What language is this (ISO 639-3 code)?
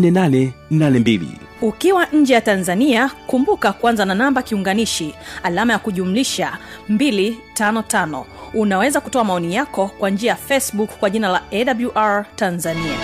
swa